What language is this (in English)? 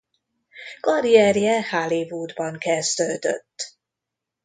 Hungarian